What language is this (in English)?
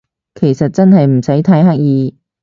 Cantonese